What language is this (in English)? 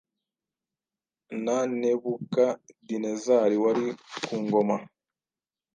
Kinyarwanda